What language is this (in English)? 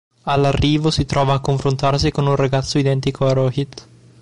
Italian